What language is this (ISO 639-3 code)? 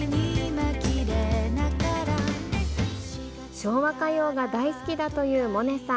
jpn